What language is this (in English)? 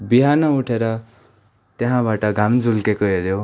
Nepali